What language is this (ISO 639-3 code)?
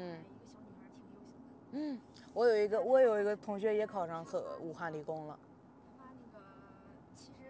zho